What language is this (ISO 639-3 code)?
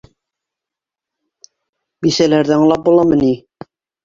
bak